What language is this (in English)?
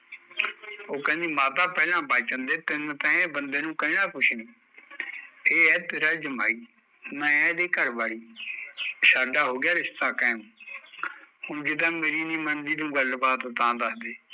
Punjabi